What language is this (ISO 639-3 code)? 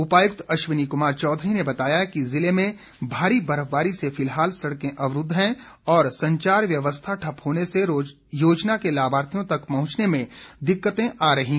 hin